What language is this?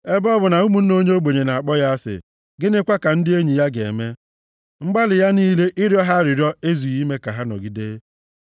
Igbo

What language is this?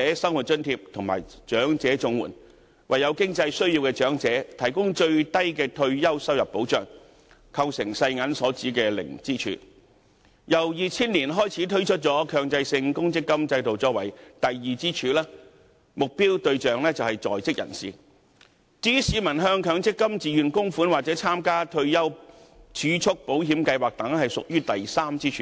Cantonese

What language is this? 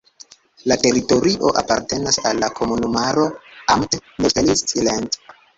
Esperanto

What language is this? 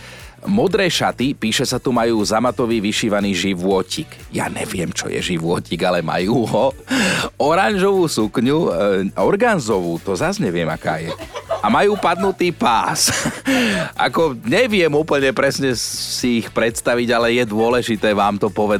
Slovak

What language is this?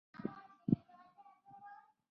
Chinese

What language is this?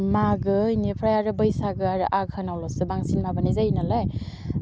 Bodo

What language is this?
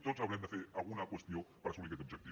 Catalan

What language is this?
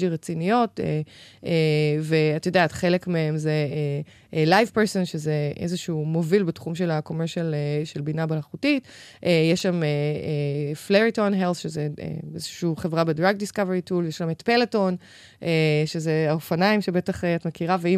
Hebrew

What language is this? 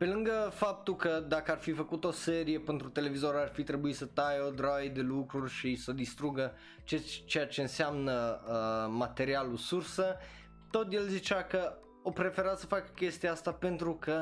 Romanian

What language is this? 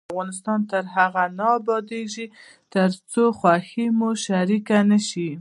Pashto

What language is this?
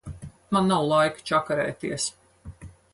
Latvian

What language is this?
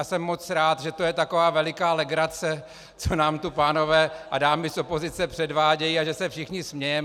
Czech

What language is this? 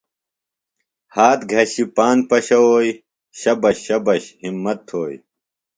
Phalura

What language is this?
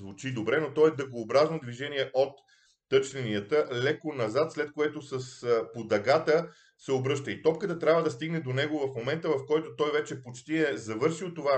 Bulgarian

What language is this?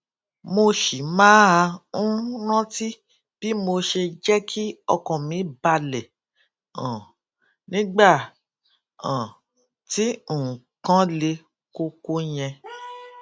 Yoruba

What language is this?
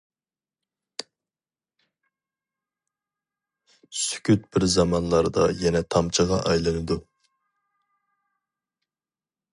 Uyghur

